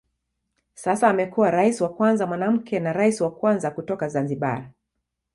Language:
Swahili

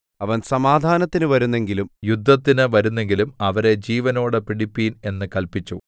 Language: Malayalam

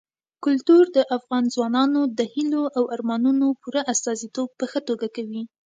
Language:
Pashto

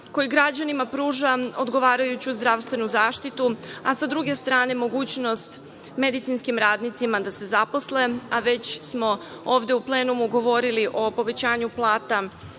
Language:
Serbian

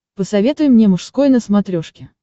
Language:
Russian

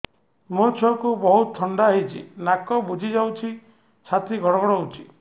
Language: Odia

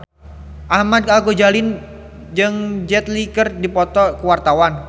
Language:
Sundanese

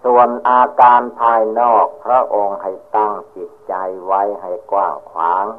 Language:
Thai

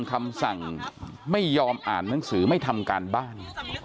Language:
Thai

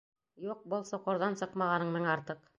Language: Bashkir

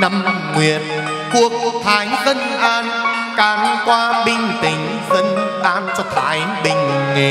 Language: Vietnamese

